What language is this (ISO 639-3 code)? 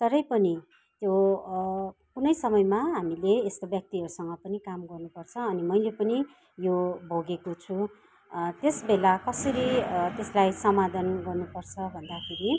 nep